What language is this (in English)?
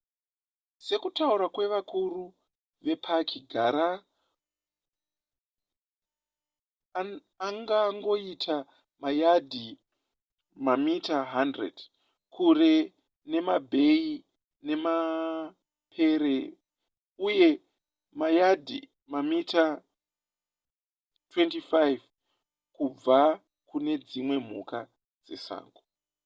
Shona